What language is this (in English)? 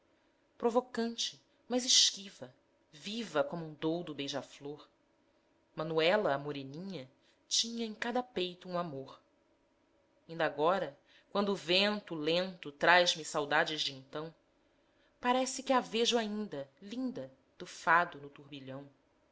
Portuguese